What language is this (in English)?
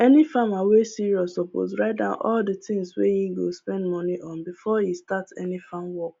Nigerian Pidgin